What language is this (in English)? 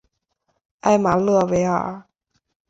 Chinese